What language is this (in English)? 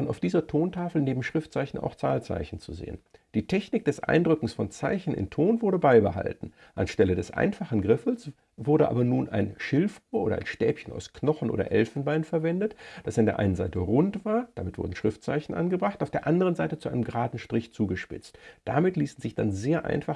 German